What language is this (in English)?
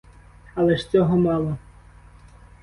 Ukrainian